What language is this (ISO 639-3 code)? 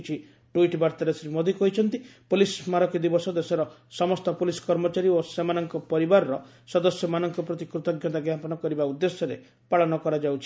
ori